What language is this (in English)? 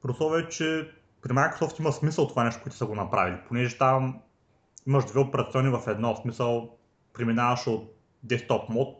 Bulgarian